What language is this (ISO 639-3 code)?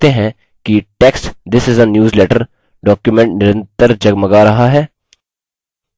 hin